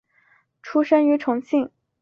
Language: Chinese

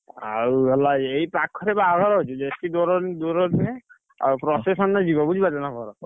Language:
Odia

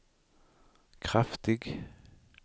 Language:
Swedish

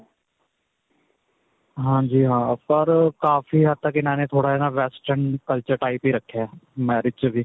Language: Punjabi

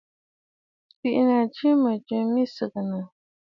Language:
Bafut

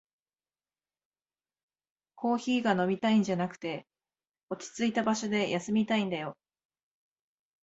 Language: Japanese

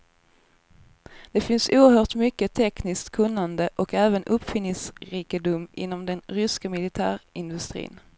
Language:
Swedish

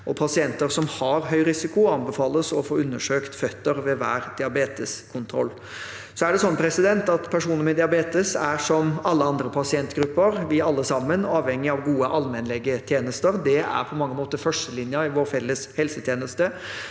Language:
Norwegian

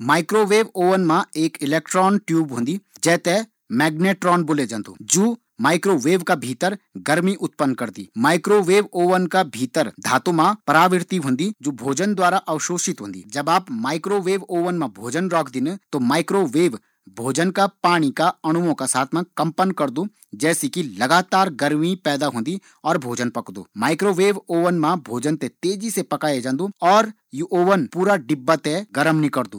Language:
Garhwali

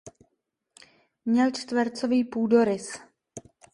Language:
Czech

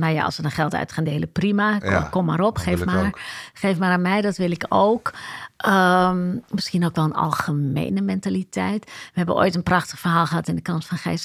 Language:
Dutch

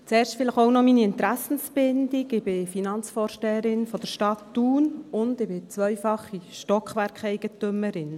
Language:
Swiss German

